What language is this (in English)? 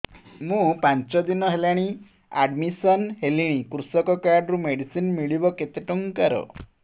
Odia